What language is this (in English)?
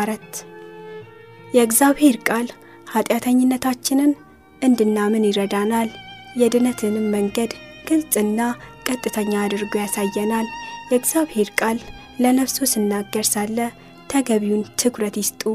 Amharic